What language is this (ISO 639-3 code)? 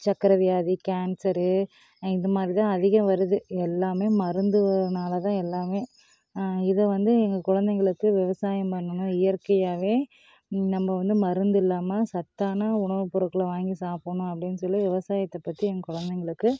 tam